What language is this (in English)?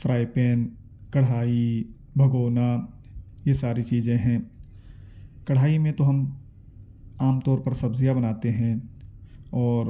Urdu